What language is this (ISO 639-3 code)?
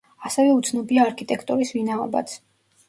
kat